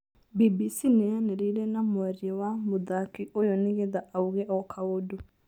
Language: Kikuyu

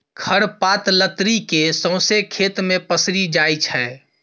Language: Maithili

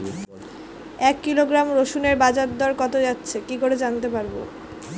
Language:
Bangla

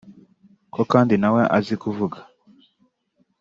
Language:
Kinyarwanda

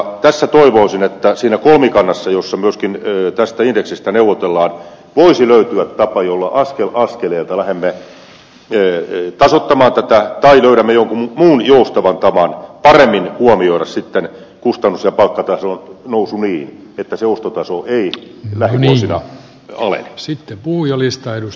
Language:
Finnish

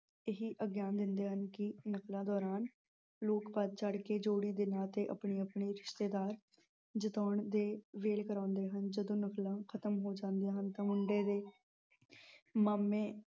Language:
Punjabi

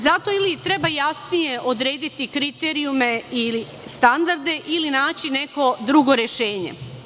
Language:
Serbian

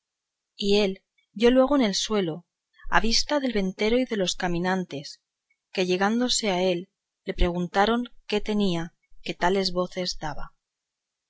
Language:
Spanish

